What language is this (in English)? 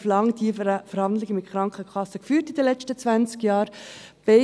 Swiss German